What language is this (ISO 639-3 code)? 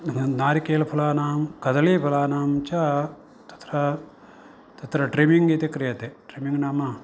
san